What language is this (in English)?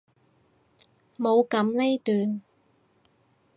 Cantonese